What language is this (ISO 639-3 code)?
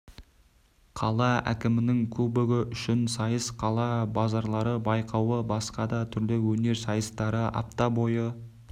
kaz